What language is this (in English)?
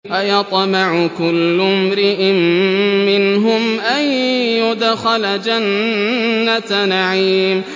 Arabic